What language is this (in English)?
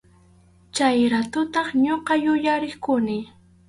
Arequipa-La Unión Quechua